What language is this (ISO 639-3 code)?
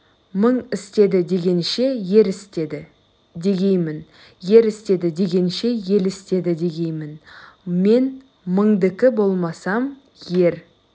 kaz